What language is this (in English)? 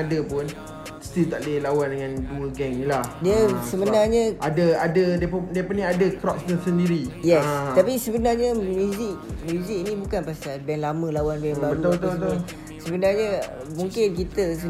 Malay